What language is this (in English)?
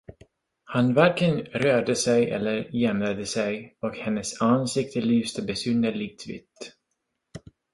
Swedish